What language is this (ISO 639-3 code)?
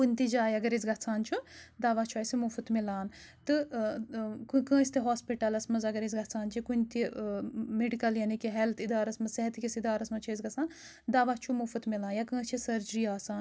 kas